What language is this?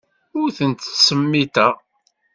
Kabyle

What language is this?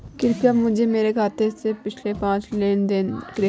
Hindi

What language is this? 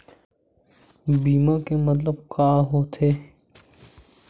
Chhattisgarhi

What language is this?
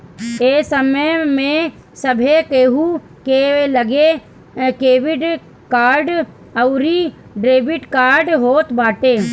Bhojpuri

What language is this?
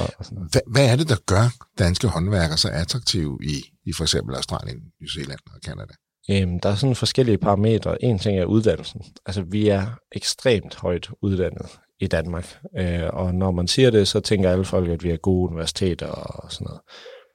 Danish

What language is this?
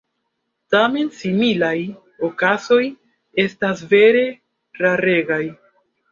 Esperanto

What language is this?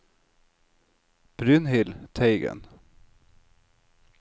Norwegian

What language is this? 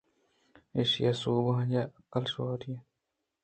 Eastern Balochi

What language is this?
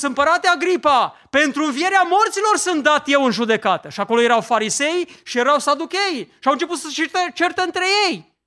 Romanian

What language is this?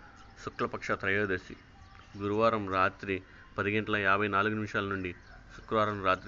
Telugu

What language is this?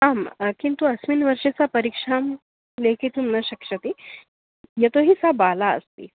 Sanskrit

